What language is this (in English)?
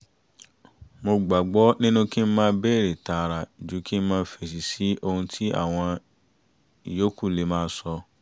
Yoruba